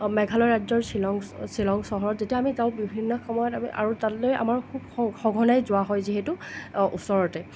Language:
Assamese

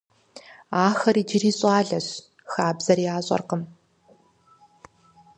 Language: Kabardian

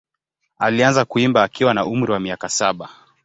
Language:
Swahili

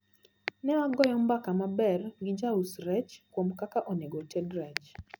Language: Luo (Kenya and Tanzania)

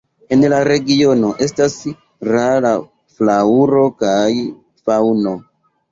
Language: Esperanto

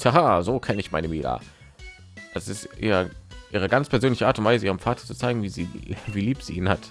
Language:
German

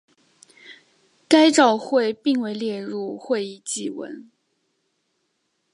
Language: Chinese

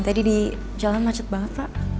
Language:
Indonesian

